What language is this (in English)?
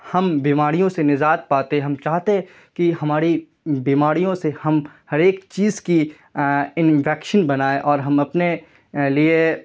Urdu